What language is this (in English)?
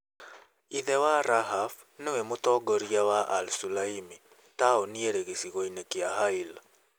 Kikuyu